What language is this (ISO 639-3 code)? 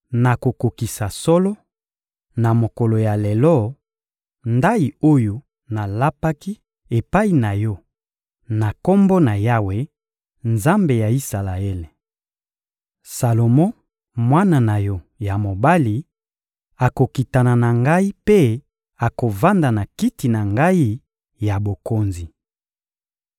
lin